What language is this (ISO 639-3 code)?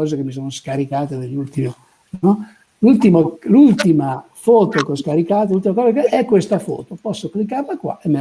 ita